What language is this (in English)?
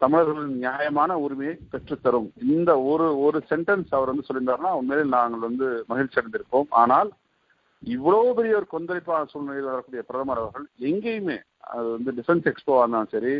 Tamil